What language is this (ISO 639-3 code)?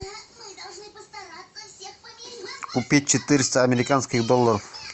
rus